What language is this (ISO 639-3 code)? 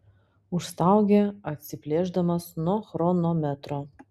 lit